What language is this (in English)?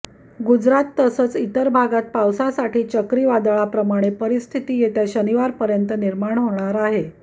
Marathi